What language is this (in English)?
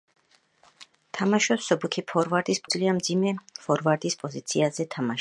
Georgian